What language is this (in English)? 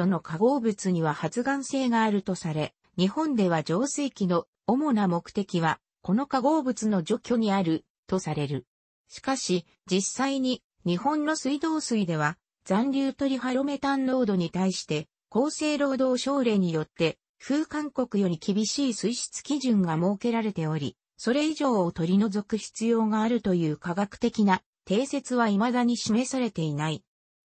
Japanese